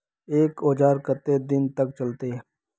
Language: Magahi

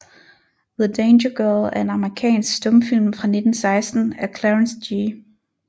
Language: Danish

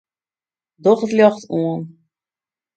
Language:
Western Frisian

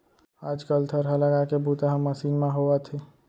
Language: Chhattisgarhi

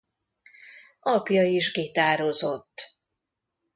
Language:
Hungarian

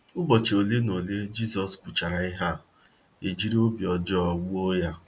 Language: Igbo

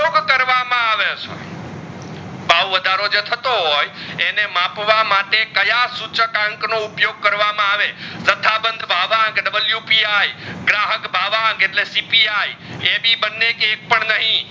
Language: Gujarati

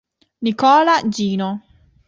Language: Italian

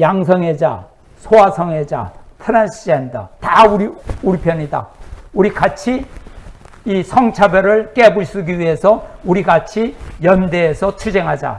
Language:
Korean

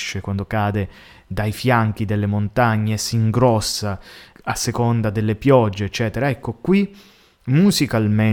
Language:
Italian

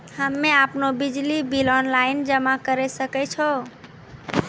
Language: Maithili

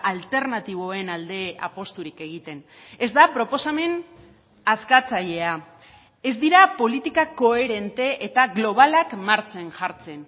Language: Basque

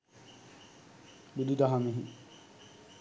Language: Sinhala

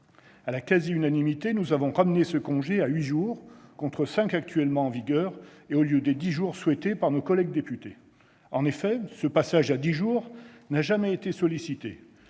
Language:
French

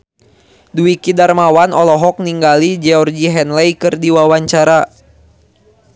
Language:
Sundanese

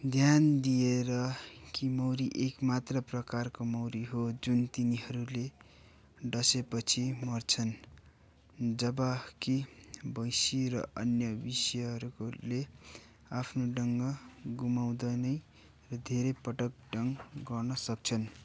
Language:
Nepali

